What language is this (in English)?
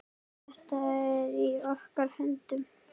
Icelandic